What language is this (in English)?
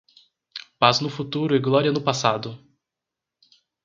Portuguese